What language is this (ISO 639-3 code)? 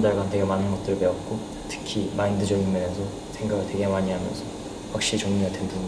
kor